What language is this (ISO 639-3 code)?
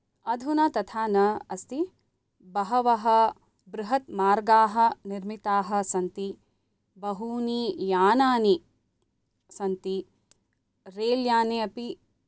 san